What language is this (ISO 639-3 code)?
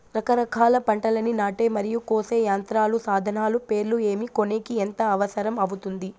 tel